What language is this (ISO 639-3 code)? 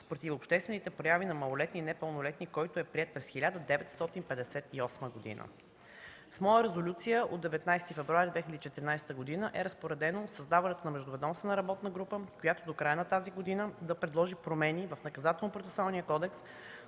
bul